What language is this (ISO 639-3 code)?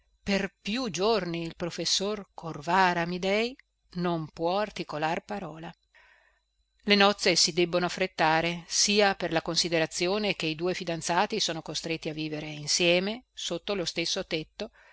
ita